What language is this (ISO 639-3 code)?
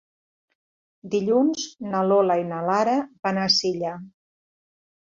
cat